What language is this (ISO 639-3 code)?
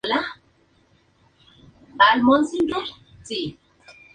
spa